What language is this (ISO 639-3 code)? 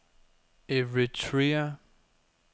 dan